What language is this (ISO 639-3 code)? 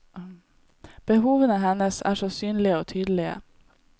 nor